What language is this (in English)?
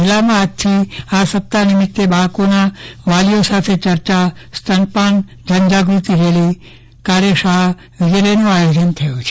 Gujarati